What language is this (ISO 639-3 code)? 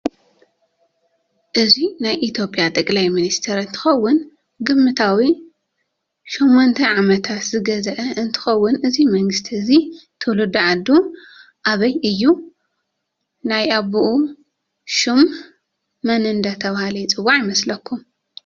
tir